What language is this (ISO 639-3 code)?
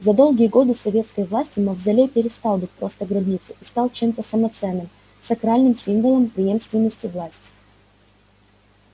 rus